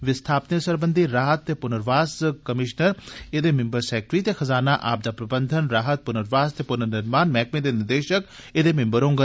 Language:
Dogri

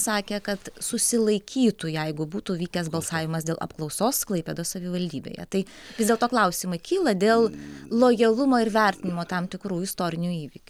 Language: Lithuanian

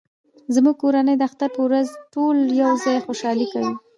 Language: Pashto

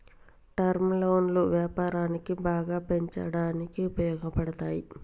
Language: Telugu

